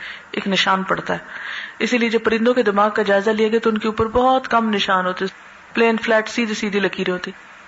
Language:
Urdu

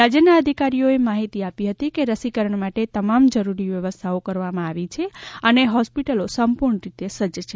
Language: Gujarati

